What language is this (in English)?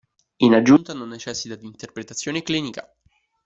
Italian